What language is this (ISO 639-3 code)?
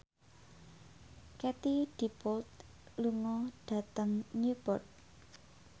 jav